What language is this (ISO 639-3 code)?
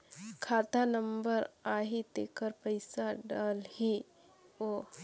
hne